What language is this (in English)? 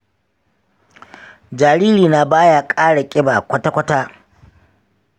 Hausa